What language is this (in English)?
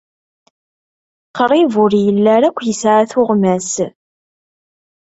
Kabyle